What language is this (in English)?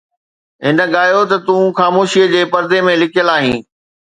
Sindhi